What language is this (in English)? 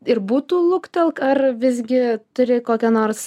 Lithuanian